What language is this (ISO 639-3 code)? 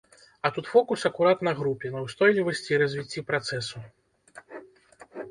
bel